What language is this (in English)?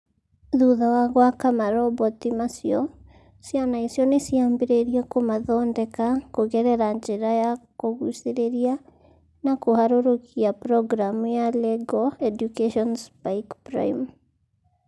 Kikuyu